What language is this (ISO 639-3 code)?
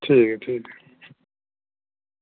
doi